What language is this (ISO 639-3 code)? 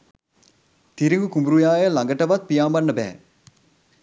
sin